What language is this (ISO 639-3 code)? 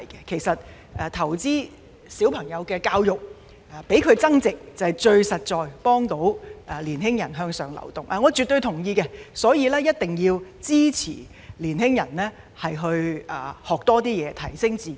yue